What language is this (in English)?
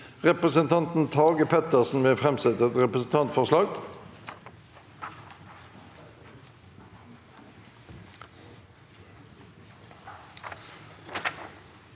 Norwegian